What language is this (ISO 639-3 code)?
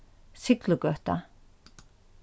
fao